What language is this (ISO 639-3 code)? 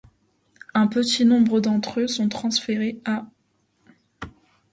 fra